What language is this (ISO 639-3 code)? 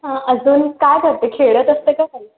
mar